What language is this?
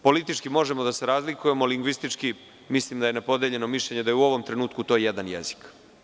Serbian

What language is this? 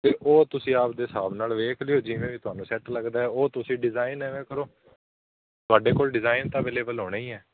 Punjabi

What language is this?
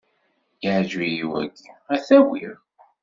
Kabyle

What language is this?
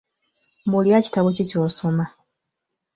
Ganda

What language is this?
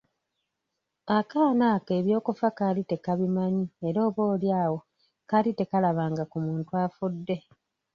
Ganda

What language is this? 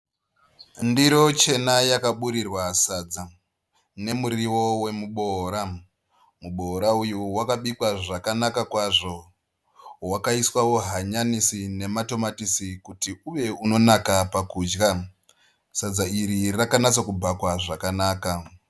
Shona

